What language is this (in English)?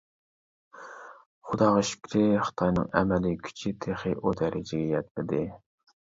Uyghur